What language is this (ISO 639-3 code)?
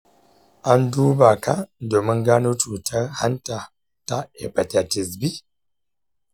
hau